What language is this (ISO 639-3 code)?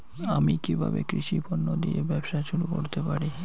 ben